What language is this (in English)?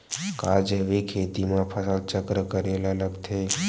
Chhattisgarhi